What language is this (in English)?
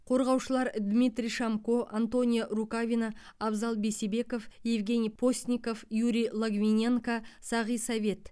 Kazakh